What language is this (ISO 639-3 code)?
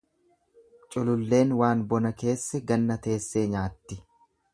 orm